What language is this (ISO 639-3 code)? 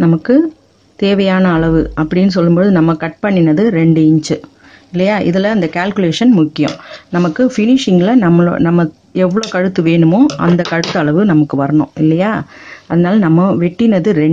eng